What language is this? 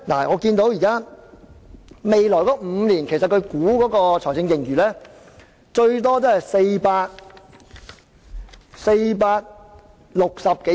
Cantonese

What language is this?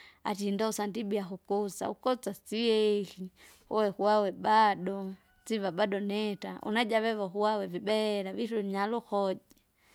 Kinga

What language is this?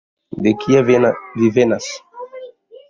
Esperanto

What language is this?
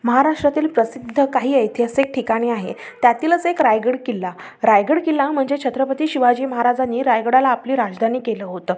Marathi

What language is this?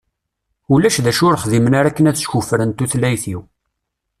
Kabyle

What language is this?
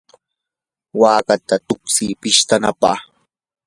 Yanahuanca Pasco Quechua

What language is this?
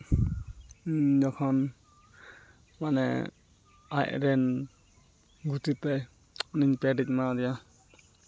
Santali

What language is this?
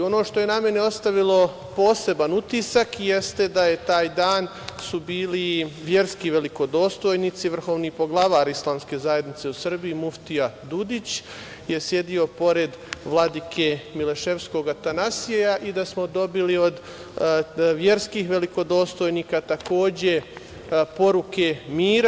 Serbian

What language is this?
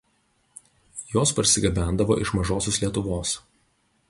Lithuanian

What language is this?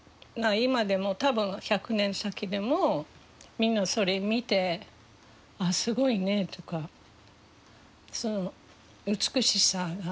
Japanese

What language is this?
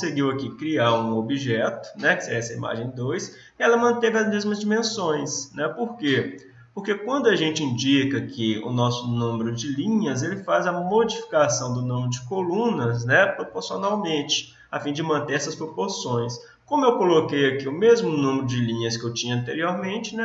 Portuguese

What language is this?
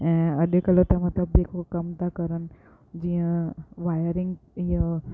Sindhi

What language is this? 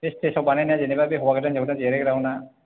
Bodo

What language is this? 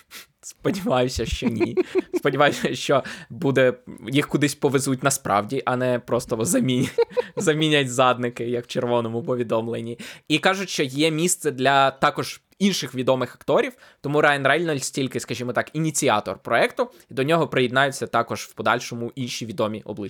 Ukrainian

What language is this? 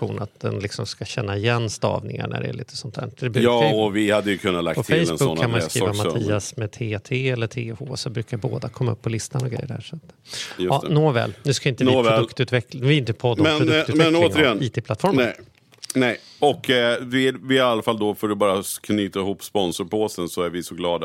Swedish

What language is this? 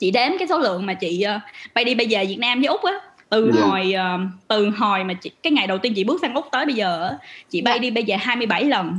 Vietnamese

